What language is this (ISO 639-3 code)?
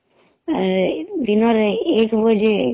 ori